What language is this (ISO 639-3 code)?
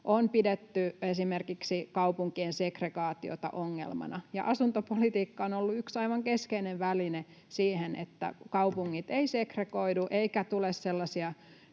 fin